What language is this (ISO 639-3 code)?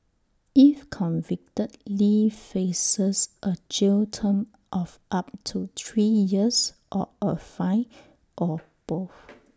eng